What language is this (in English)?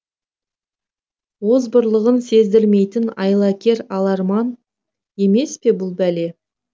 Kazakh